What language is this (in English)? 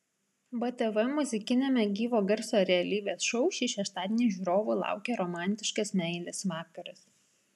Lithuanian